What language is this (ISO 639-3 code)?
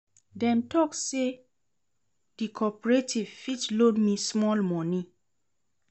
pcm